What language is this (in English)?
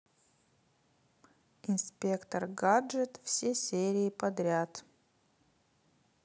Russian